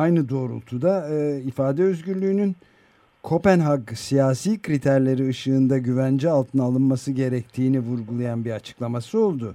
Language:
Turkish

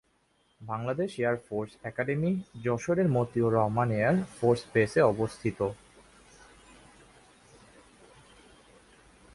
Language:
Bangla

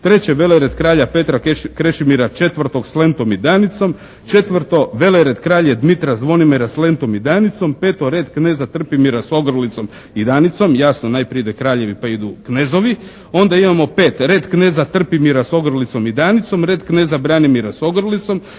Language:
Croatian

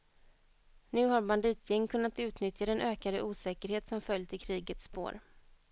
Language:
Swedish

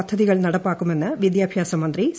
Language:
Malayalam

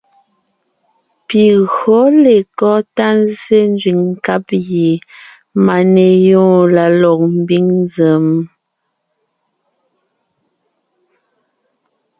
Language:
Ngiemboon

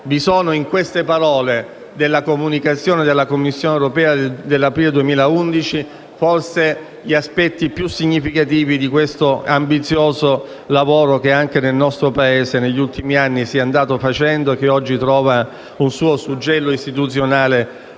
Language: Italian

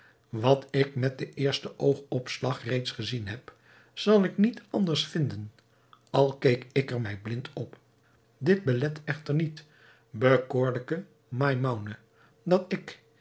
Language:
Dutch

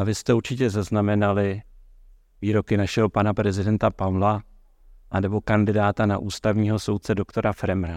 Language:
Czech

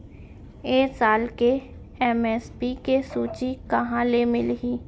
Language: Chhattisgarhi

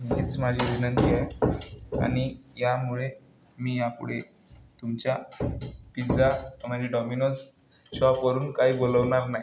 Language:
Marathi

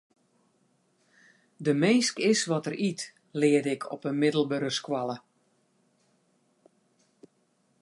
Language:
Western Frisian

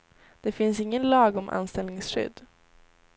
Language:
Swedish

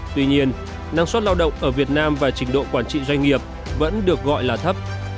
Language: Vietnamese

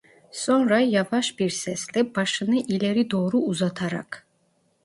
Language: Turkish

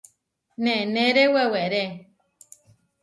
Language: Huarijio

